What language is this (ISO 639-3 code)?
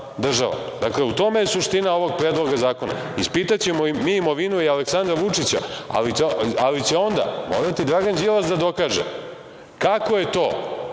srp